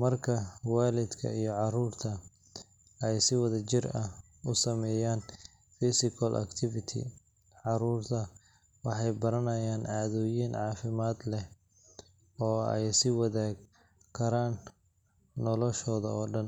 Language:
Somali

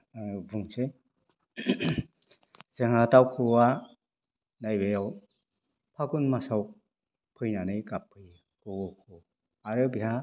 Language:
Bodo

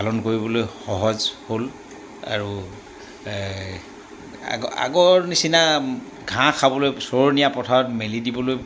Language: Assamese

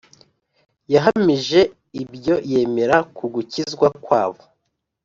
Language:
Kinyarwanda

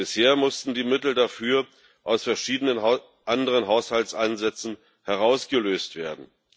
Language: German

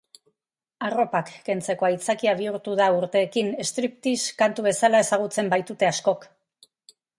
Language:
Basque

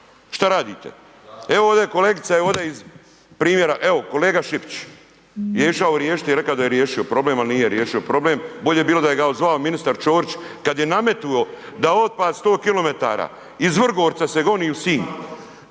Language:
Croatian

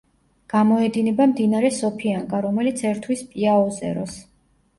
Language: Georgian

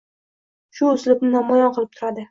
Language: Uzbek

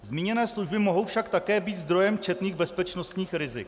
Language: Czech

